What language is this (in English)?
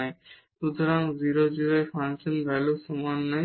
Bangla